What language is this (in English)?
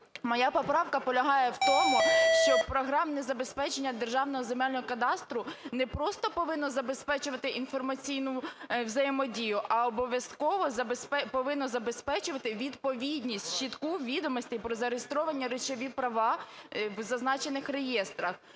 Ukrainian